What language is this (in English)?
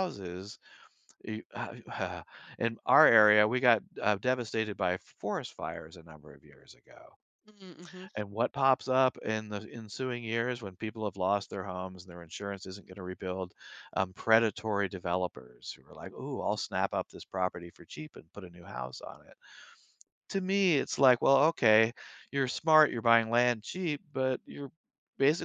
English